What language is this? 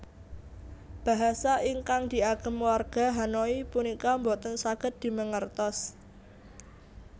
Javanese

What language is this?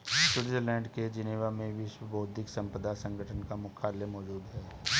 Hindi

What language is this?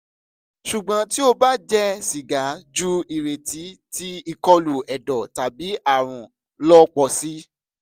Yoruba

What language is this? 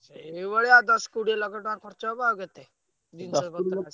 Odia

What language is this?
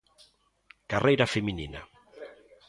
Galician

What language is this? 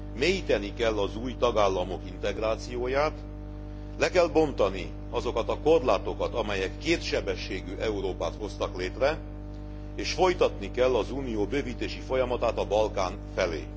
Hungarian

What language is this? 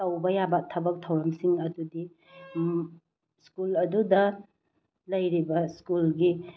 Manipuri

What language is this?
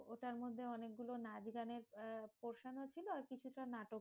Bangla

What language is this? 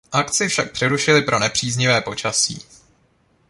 Czech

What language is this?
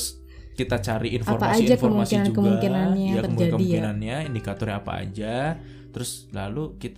Indonesian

